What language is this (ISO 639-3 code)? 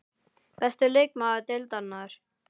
isl